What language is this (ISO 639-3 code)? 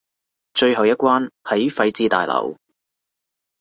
yue